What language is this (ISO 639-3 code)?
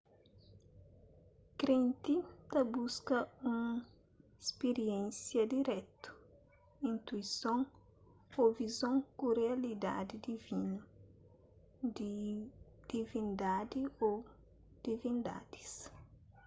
kea